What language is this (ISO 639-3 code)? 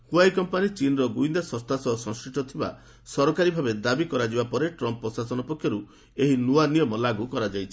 ori